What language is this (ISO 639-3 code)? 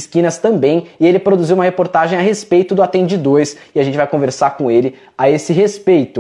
por